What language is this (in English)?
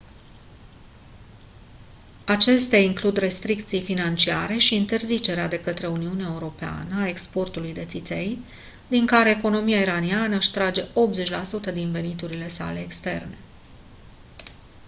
Romanian